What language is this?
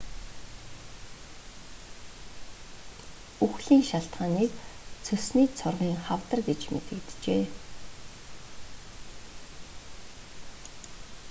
Mongolian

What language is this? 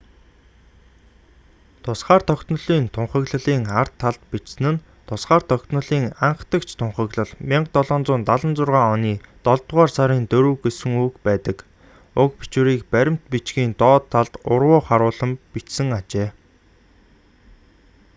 Mongolian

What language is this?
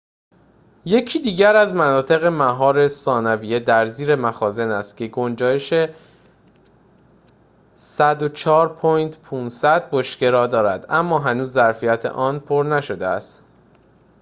Persian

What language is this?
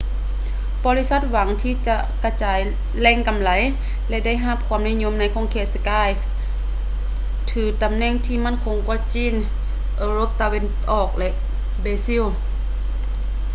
Lao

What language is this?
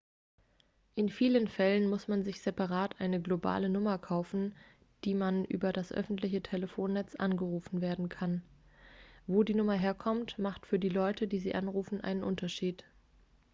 German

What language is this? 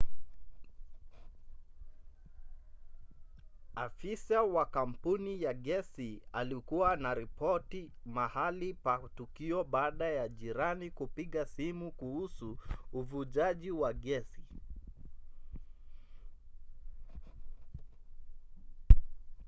Swahili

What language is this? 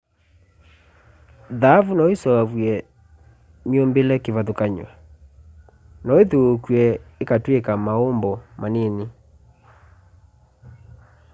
Kamba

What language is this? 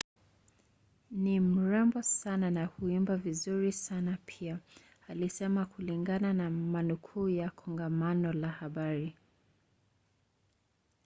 Swahili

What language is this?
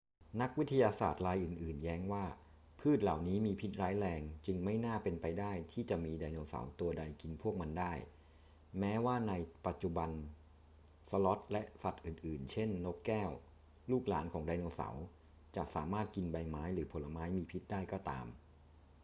Thai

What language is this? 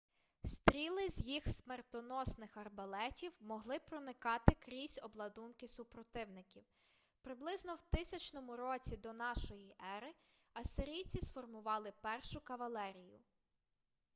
Ukrainian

